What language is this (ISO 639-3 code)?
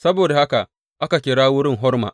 hau